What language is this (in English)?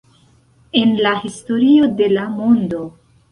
Esperanto